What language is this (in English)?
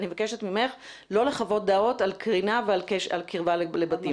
Hebrew